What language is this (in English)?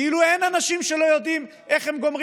Hebrew